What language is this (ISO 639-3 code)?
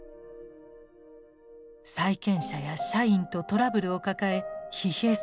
jpn